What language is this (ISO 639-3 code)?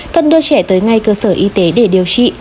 vie